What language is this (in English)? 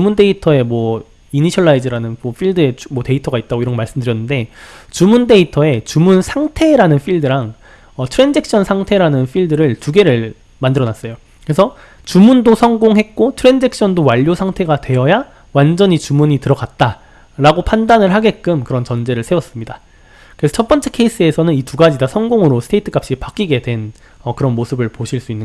Korean